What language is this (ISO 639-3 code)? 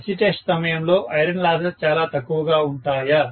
tel